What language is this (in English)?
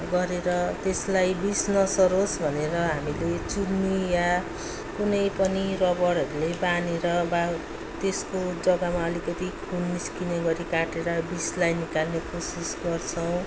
Nepali